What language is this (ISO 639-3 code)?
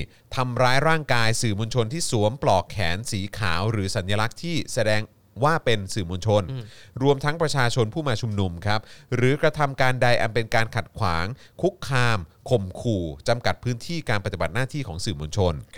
tha